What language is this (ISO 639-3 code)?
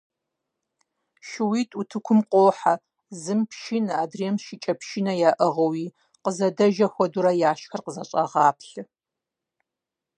kbd